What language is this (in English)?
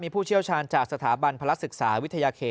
Thai